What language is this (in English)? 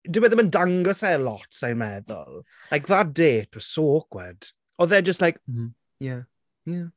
Welsh